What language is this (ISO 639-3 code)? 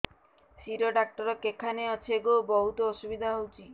ori